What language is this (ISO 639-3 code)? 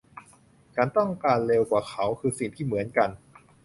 tha